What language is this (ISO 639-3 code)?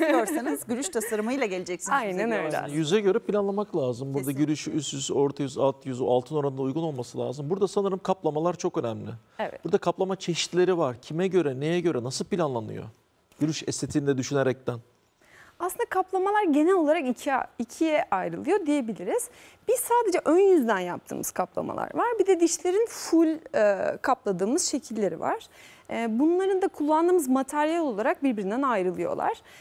tur